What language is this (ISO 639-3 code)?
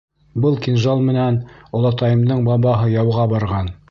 bak